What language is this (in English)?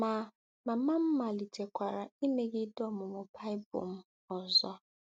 Igbo